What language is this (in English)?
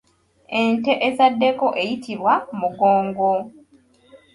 Ganda